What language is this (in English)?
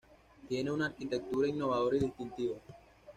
Spanish